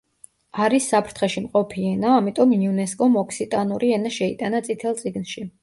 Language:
Georgian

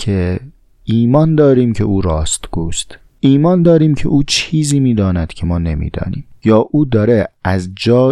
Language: Persian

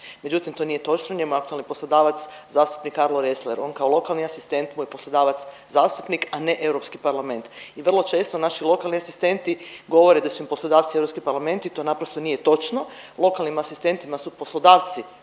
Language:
Croatian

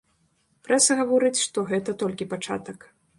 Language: Belarusian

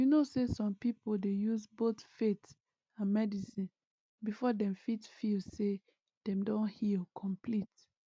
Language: Nigerian Pidgin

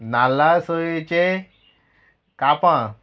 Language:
Konkani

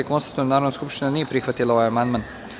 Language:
Serbian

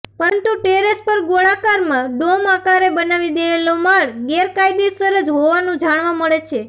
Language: Gujarati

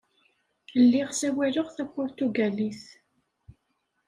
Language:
Kabyle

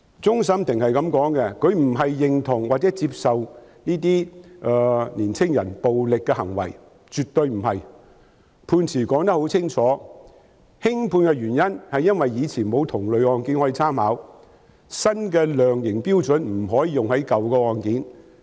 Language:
Cantonese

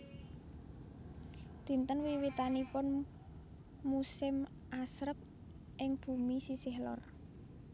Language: Javanese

